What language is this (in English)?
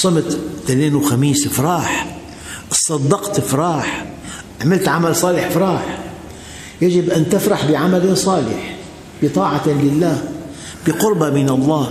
Arabic